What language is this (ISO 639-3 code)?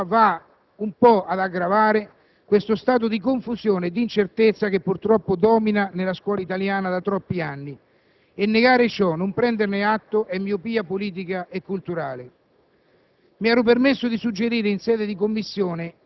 ita